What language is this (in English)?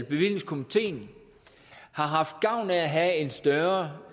Danish